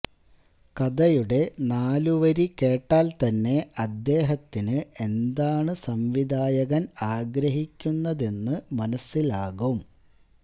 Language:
Malayalam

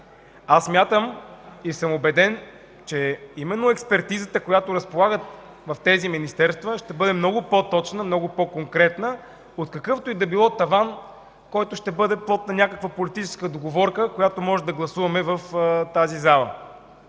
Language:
Bulgarian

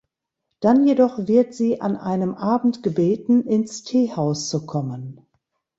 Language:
German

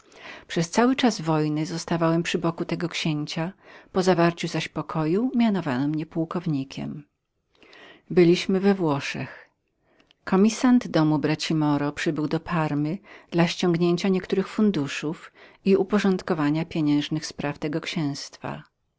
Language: Polish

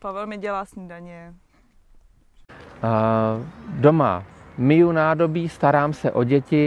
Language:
Czech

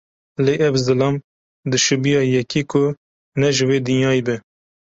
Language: Kurdish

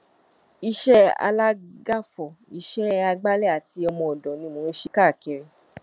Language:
Yoruba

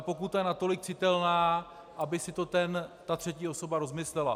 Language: Czech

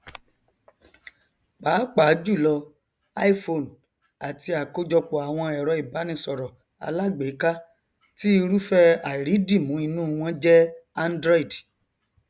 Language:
Yoruba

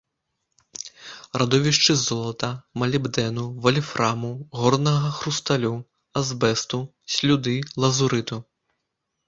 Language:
Belarusian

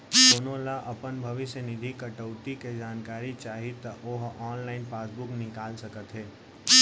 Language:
Chhattisgarhi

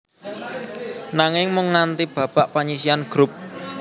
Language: Javanese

